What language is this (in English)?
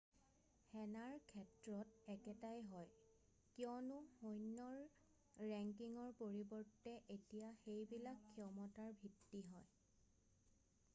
Assamese